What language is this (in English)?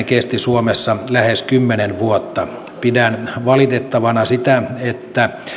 Finnish